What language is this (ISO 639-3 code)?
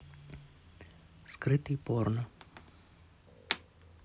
rus